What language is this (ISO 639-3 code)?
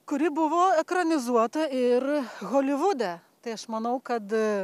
lit